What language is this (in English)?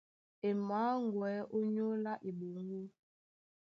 Duala